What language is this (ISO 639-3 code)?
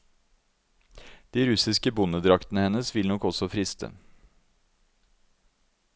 nor